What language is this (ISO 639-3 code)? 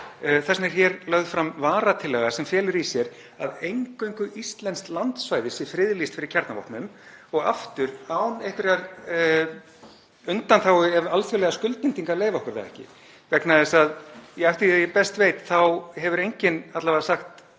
isl